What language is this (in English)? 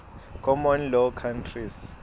Swati